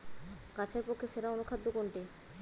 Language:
Bangla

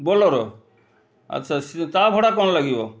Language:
Odia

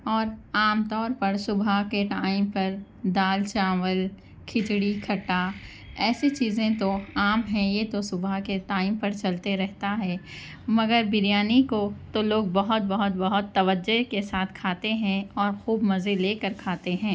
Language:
Urdu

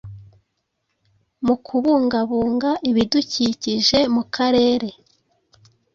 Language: Kinyarwanda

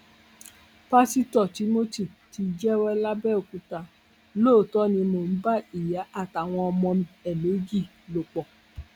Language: Yoruba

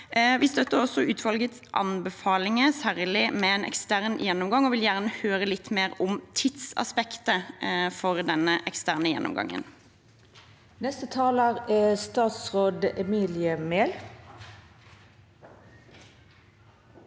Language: Norwegian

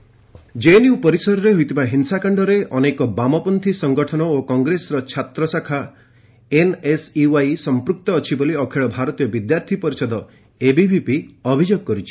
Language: Odia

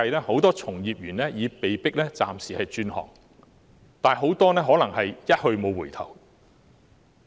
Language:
Cantonese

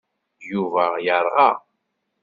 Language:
Kabyle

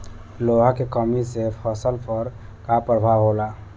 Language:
Bhojpuri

